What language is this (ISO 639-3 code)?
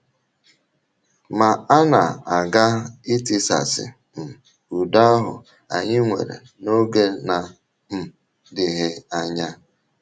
ibo